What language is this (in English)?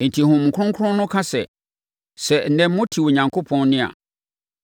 Akan